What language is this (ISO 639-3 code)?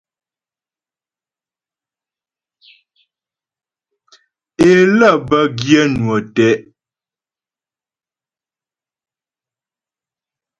bbj